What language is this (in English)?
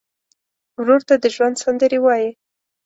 Pashto